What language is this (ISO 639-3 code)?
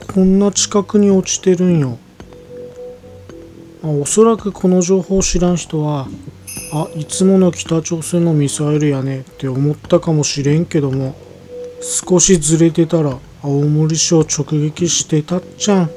jpn